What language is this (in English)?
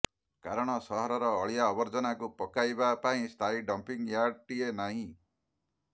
Odia